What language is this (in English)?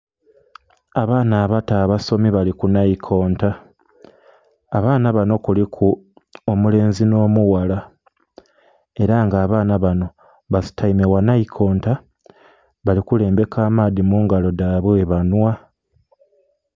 Soga